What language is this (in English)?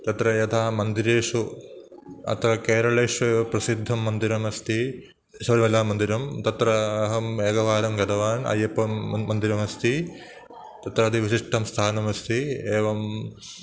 Sanskrit